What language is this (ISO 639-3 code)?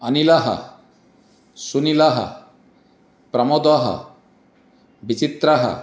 san